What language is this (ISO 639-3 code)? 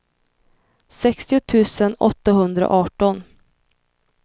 swe